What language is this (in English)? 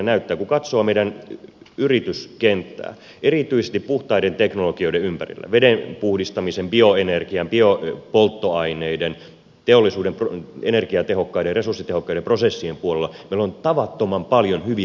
Finnish